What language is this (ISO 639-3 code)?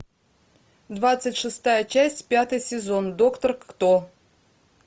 rus